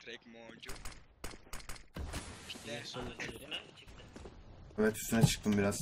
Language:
Turkish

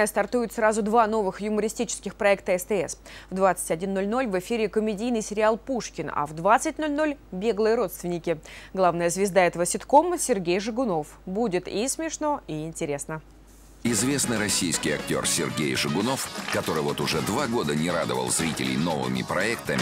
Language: Russian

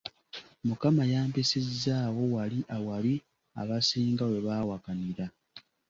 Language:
Ganda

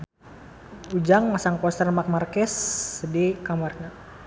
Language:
Sundanese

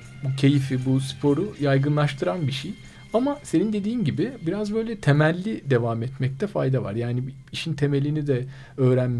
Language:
Turkish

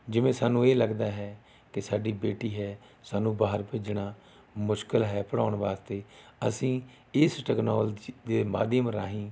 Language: Punjabi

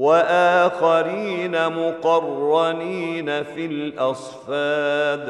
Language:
Arabic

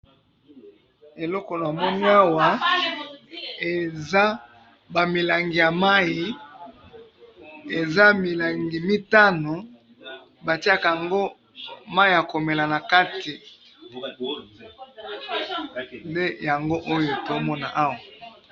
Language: Lingala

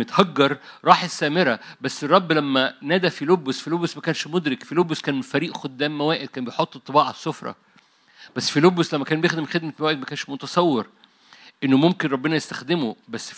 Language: Arabic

